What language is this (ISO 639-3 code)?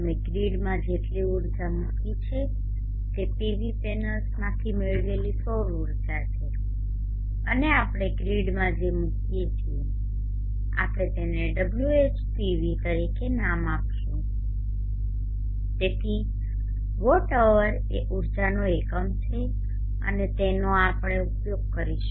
guj